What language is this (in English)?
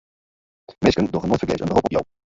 Western Frisian